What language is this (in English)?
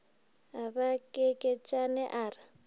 Northern Sotho